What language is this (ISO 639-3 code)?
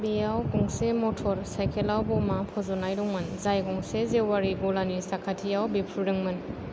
brx